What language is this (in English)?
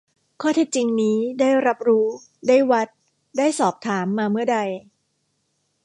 Thai